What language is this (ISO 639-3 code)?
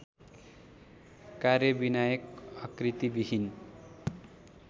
nep